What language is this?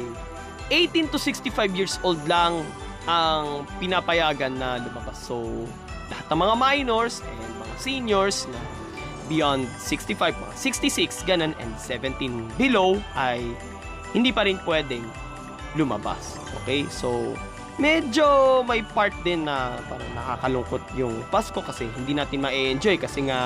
Filipino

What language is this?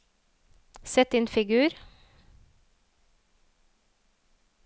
Norwegian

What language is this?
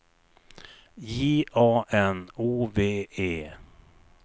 Swedish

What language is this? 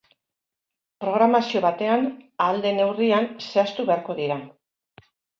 Basque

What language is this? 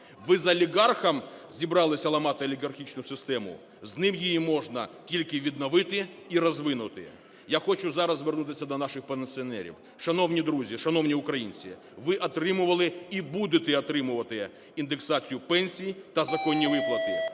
Ukrainian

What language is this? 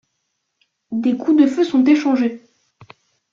French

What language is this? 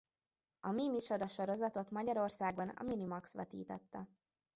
Hungarian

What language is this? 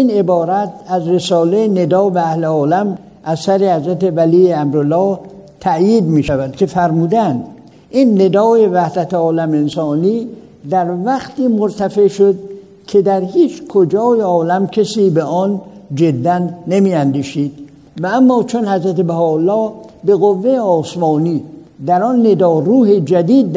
Persian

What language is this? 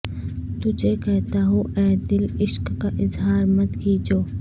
Urdu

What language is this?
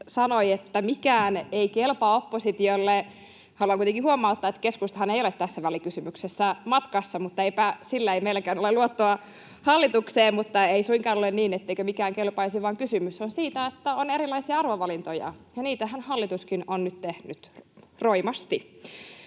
Finnish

